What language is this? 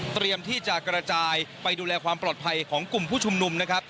Thai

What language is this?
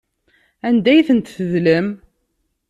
Kabyle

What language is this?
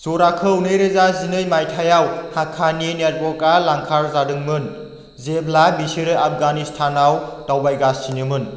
Bodo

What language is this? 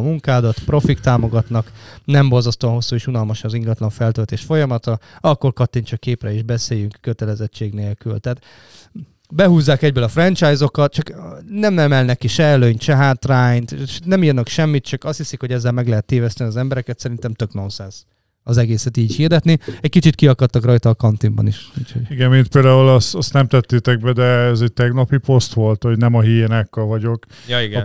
Hungarian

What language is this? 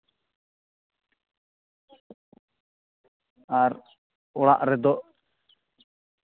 Santali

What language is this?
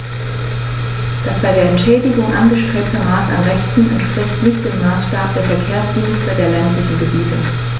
German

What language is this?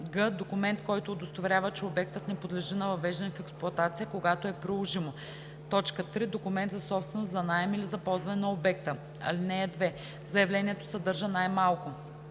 Bulgarian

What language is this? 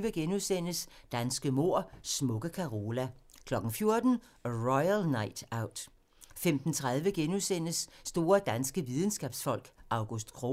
Danish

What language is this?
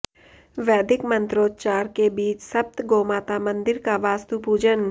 Hindi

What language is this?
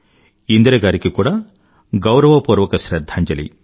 Telugu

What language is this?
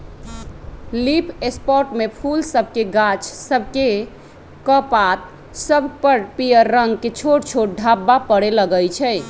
Magahi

